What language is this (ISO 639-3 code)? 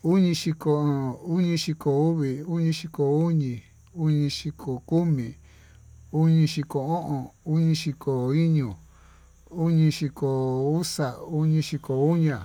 mtu